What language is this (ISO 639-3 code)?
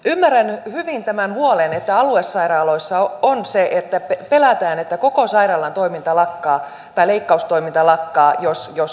fin